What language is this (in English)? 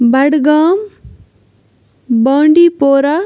Kashmiri